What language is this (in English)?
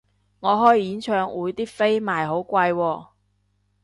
Cantonese